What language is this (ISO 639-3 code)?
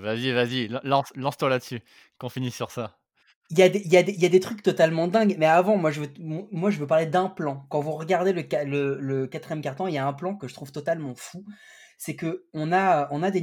fra